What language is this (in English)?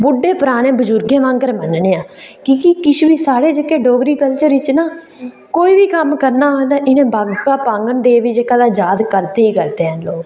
Dogri